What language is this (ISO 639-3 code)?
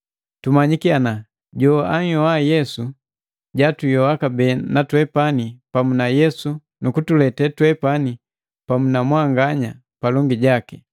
mgv